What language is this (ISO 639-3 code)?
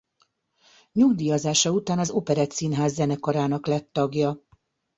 hun